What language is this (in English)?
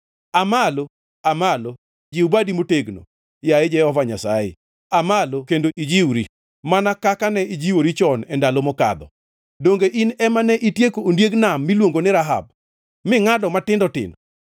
Luo (Kenya and Tanzania)